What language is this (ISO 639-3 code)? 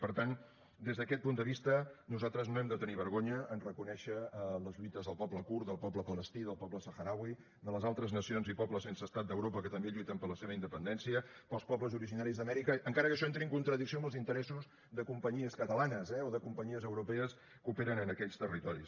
cat